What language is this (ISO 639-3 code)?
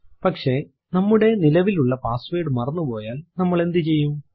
mal